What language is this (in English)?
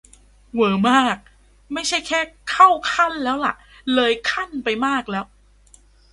Thai